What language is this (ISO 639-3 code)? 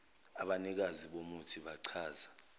zul